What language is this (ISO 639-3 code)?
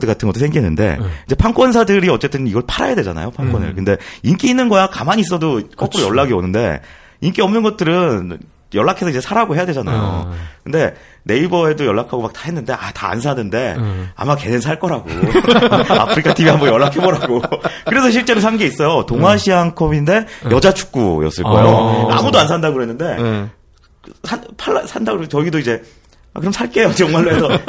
kor